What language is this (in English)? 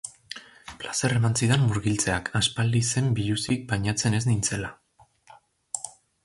Basque